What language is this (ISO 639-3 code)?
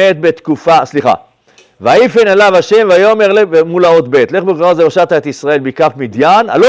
heb